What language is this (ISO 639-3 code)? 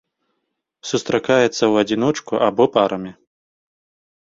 bel